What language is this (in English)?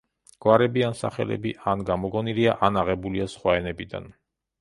Georgian